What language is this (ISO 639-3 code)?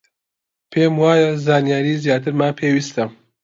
ckb